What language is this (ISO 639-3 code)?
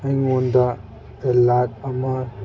mni